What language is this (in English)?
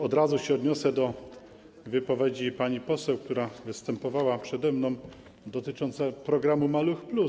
Polish